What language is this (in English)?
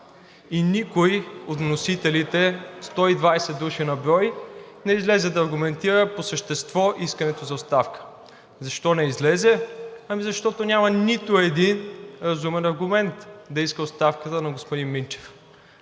Bulgarian